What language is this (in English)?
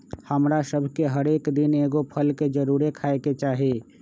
Magahi